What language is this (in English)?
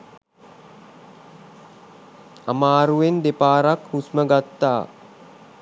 Sinhala